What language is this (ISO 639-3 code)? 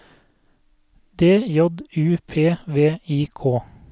nor